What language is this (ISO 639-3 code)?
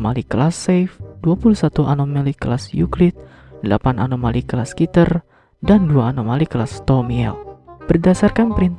ind